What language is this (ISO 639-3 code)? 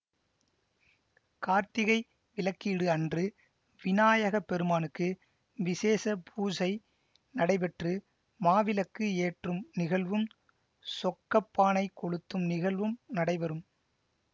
tam